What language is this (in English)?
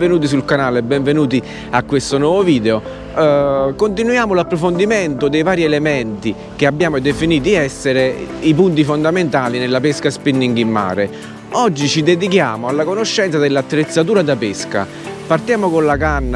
Italian